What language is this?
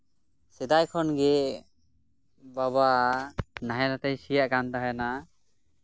Santali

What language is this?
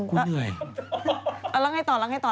Thai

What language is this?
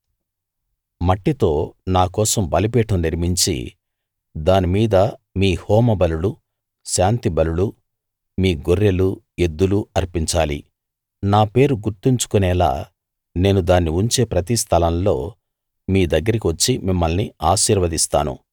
Telugu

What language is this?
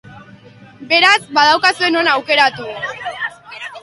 Basque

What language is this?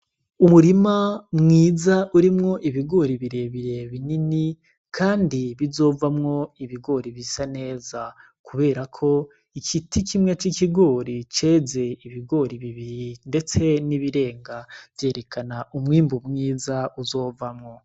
Rundi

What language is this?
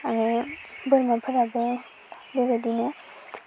Bodo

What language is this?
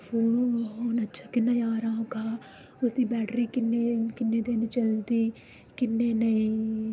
Dogri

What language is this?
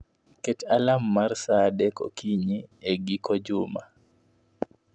Luo (Kenya and Tanzania)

